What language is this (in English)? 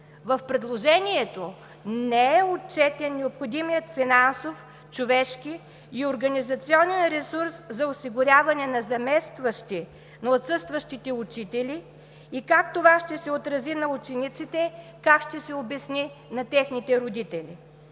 Bulgarian